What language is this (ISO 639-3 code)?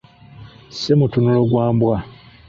lug